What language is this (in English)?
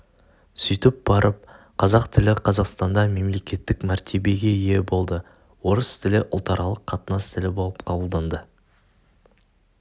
Kazakh